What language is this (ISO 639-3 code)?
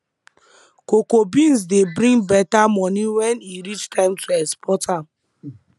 pcm